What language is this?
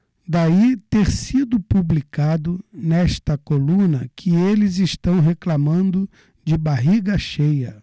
Portuguese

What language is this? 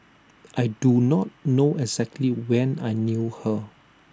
English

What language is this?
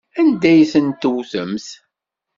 Kabyle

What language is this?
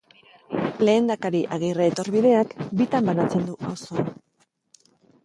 Basque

